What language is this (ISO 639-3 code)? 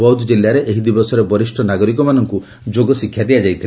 ori